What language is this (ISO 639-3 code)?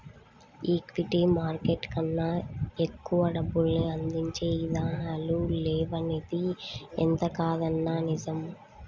tel